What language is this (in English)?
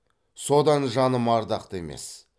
Kazakh